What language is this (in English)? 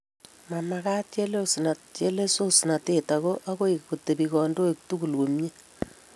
Kalenjin